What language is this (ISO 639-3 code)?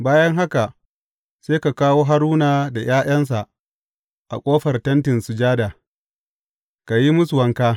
hau